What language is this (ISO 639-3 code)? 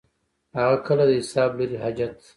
pus